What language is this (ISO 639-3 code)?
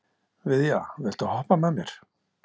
isl